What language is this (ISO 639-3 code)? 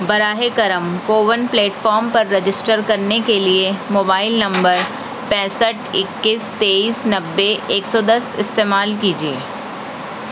urd